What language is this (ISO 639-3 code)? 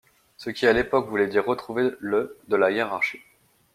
fra